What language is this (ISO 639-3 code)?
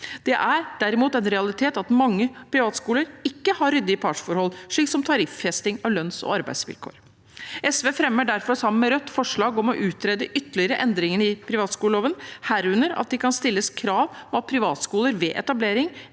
nor